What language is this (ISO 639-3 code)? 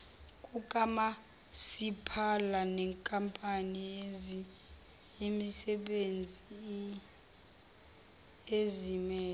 zul